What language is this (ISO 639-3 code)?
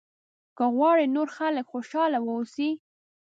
pus